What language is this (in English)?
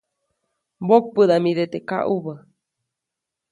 Copainalá Zoque